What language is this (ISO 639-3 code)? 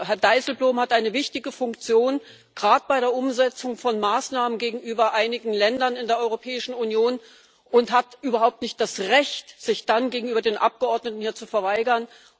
deu